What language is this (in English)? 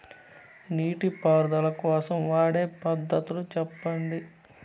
Telugu